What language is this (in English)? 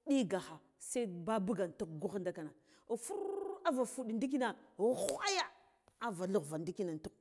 Guduf-Gava